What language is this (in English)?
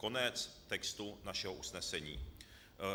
Czech